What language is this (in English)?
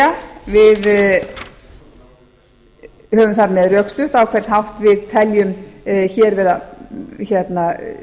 Icelandic